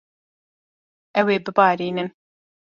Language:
Kurdish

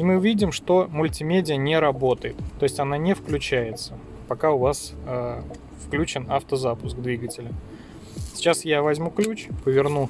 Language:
Russian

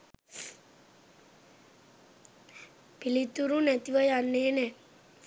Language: Sinhala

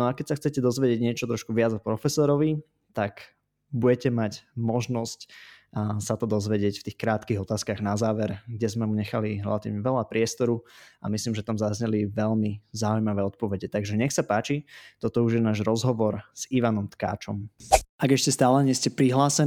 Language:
Slovak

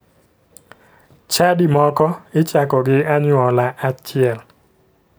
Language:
Luo (Kenya and Tanzania)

